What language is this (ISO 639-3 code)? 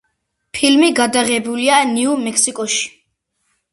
kat